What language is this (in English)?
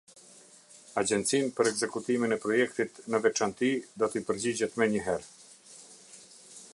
Albanian